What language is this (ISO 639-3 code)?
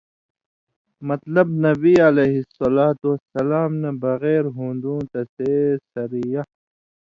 mvy